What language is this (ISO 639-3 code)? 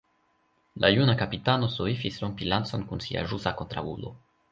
epo